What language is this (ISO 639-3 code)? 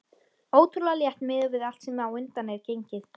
isl